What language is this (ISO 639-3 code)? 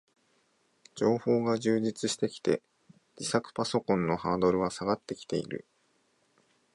jpn